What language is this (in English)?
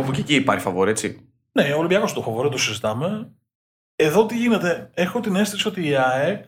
Greek